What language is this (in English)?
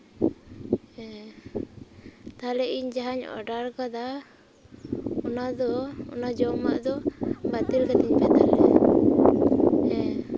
Santali